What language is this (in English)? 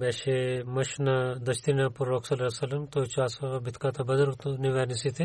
Bulgarian